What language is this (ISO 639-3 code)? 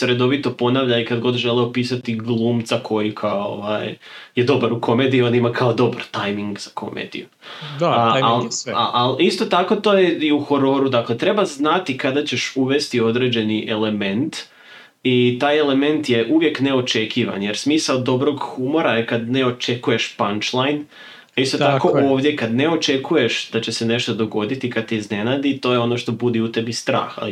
hrv